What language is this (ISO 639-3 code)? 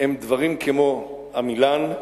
heb